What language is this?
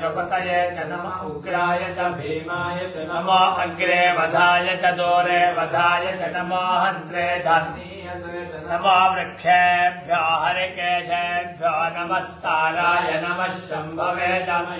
Kannada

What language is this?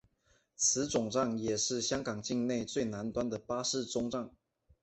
Chinese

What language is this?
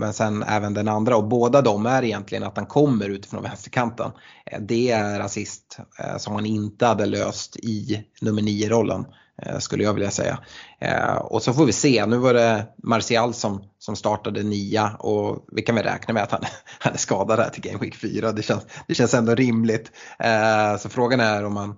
Swedish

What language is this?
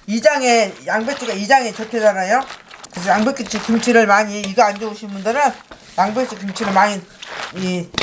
Korean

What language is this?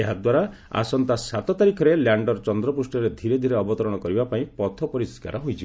Odia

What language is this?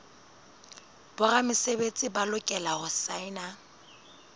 Southern Sotho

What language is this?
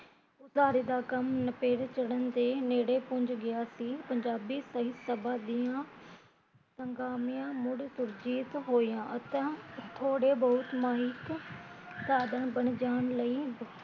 Punjabi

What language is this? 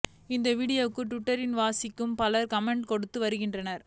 Tamil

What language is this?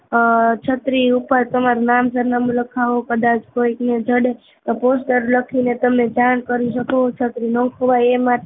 Gujarati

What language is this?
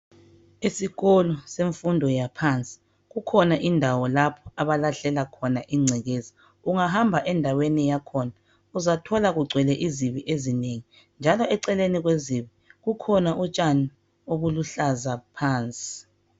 North Ndebele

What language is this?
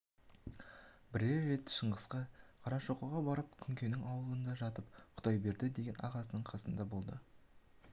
Kazakh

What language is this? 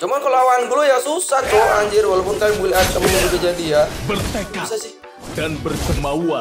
Indonesian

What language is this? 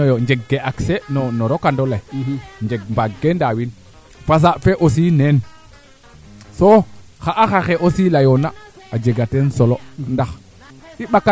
Serer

